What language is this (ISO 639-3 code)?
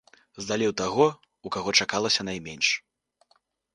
bel